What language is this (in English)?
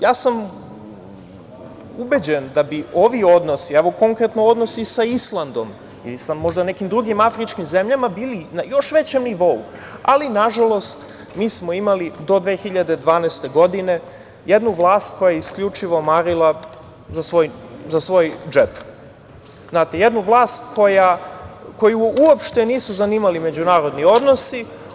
Serbian